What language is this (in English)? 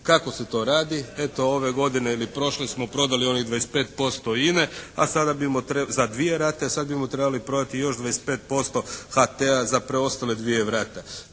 Croatian